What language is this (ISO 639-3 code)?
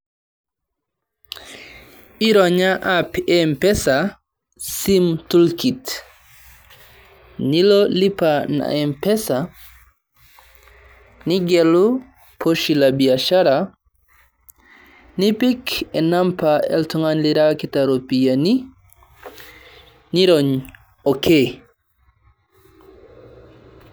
mas